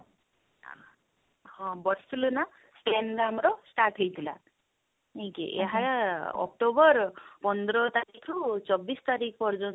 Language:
Odia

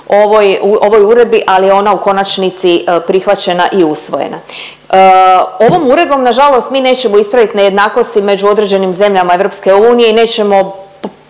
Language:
Croatian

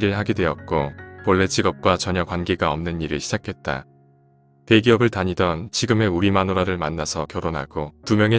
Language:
Korean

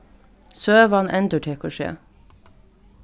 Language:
Faroese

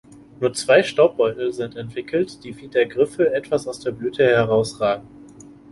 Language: German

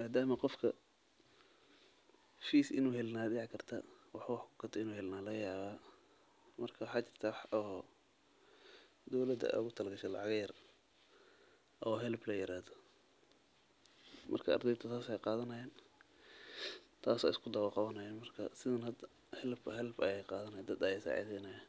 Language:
Somali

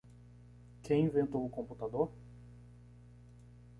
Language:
Portuguese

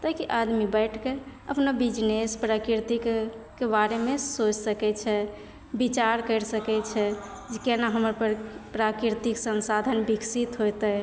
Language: Maithili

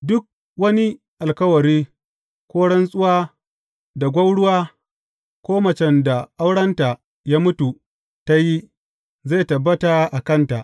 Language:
Hausa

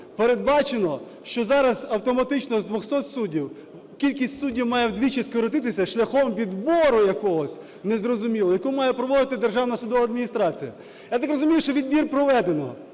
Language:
Ukrainian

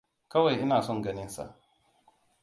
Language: Hausa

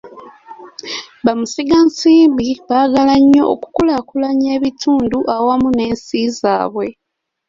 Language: Ganda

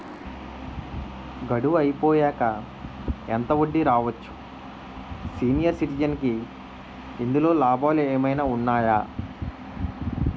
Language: Telugu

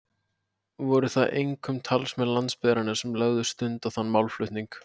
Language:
Icelandic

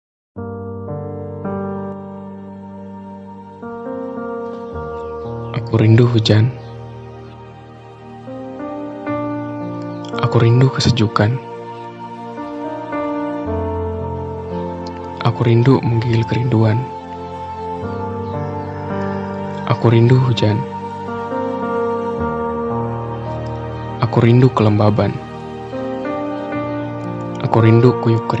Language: Indonesian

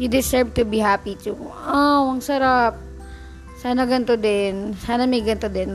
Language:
Filipino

